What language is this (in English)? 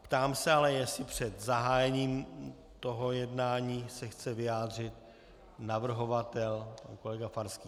Czech